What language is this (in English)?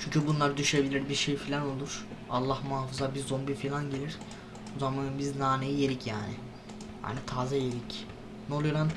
Turkish